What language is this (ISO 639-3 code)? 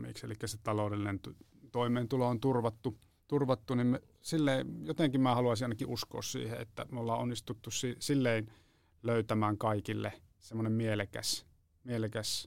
fin